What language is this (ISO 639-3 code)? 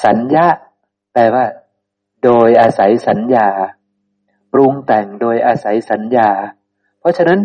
tha